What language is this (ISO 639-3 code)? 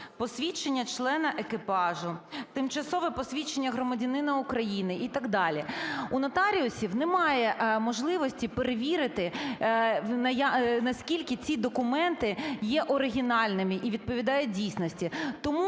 ukr